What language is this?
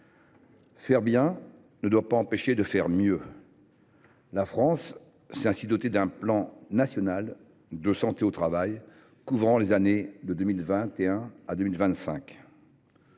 French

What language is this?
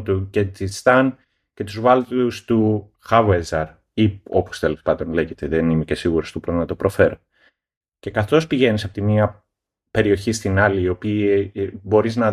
Greek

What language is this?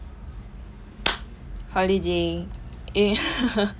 English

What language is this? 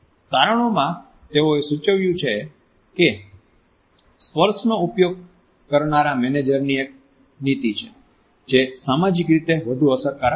Gujarati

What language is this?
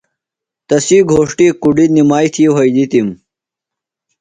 Phalura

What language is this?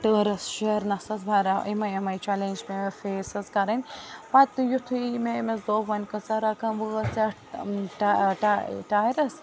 Kashmiri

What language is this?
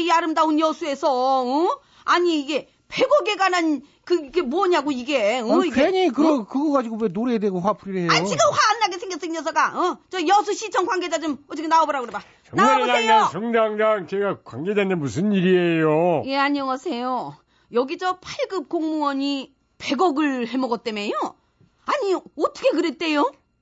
Korean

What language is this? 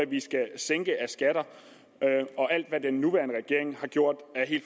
Danish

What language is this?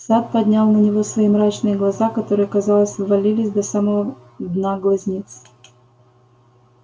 Russian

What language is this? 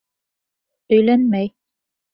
Bashkir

